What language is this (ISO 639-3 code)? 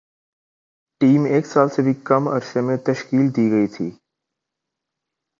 urd